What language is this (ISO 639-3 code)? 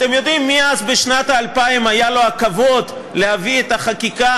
heb